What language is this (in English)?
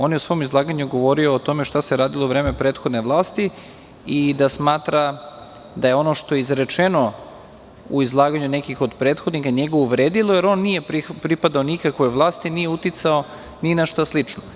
Serbian